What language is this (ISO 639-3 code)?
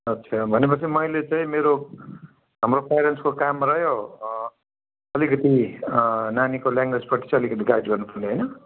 nep